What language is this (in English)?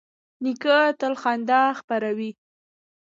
Pashto